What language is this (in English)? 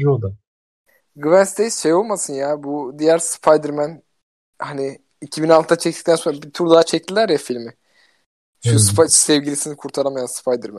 Turkish